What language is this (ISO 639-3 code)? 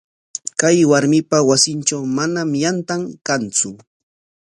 qwa